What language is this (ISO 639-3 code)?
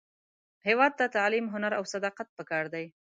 pus